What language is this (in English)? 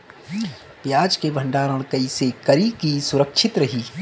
Bhojpuri